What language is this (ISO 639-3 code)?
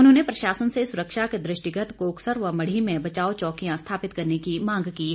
hin